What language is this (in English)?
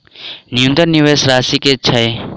Maithili